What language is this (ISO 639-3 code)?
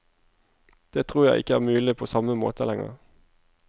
nor